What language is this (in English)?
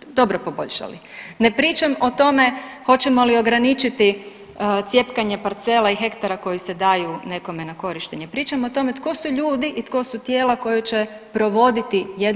Croatian